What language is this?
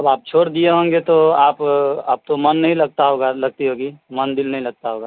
Urdu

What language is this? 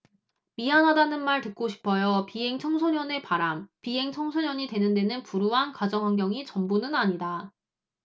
Korean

